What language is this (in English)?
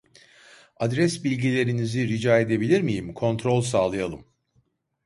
Turkish